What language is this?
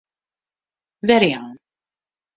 Western Frisian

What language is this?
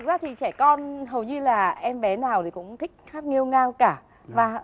Vietnamese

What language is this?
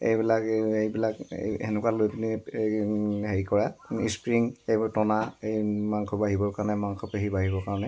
Assamese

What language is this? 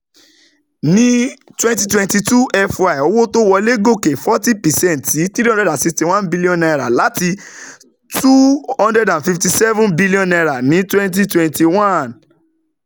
Yoruba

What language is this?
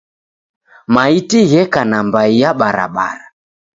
Taita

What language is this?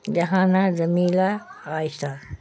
Urdu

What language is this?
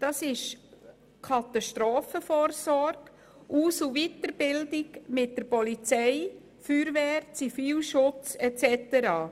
Swiss German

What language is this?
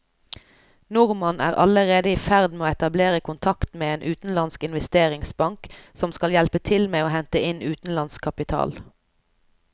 Norwegian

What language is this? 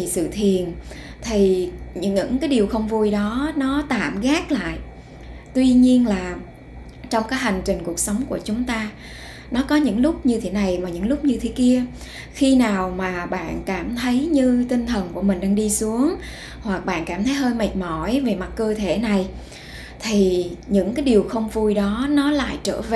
Vietnamese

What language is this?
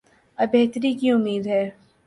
Urdu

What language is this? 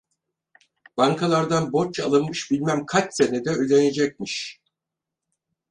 Turkish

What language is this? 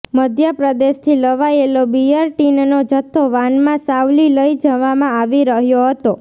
Gujarati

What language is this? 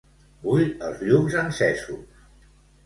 Catalan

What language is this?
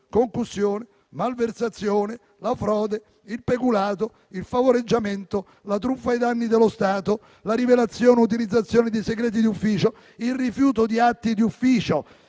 Italian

